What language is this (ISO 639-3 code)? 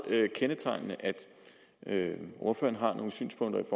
dan